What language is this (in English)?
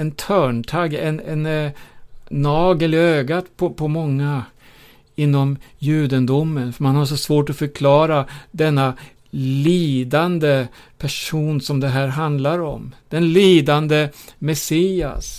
Swedish